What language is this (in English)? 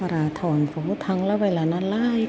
Bodo